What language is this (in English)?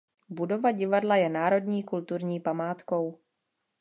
Czech